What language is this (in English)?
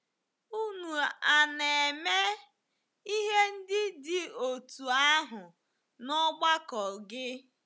Igbo